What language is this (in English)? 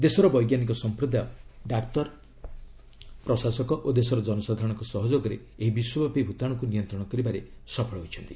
Odia